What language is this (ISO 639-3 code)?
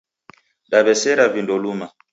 dav